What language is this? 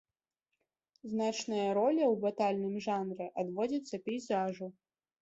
Belarusian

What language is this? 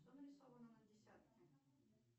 Russian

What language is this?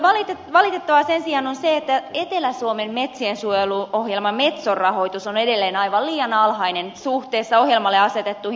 Finnish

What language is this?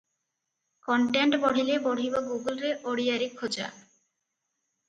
Odia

